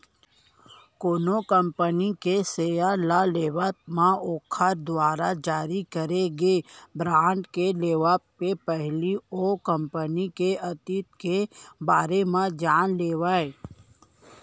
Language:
Chhattisgarhi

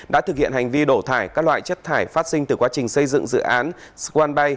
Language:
Vietnamese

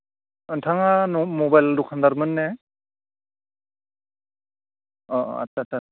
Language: Bodo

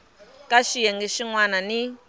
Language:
Tsonga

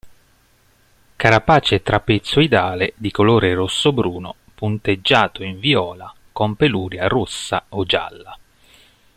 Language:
Italian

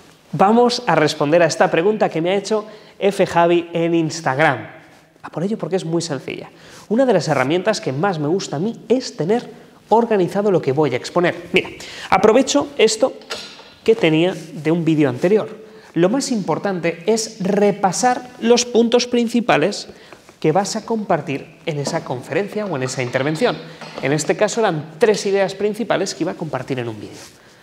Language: Spanish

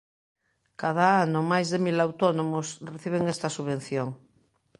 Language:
Galician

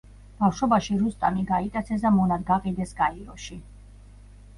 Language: Georgian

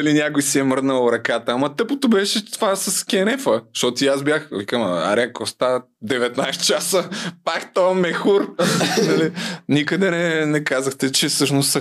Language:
Bulgarian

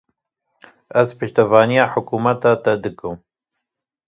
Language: Kurdish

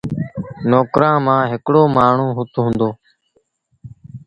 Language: Sindhi Bhil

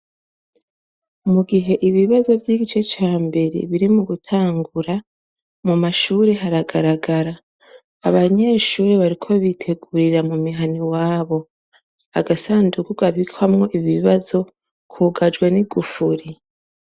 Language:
Rundi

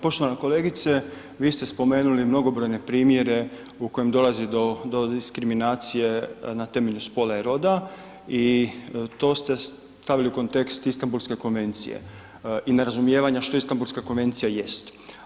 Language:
Croatian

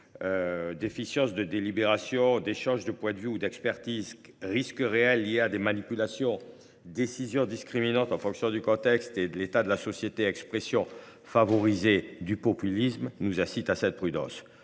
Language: French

